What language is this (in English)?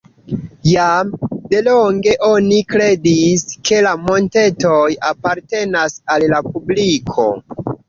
Esperanto